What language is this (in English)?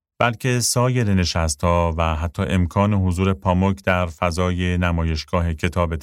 Persian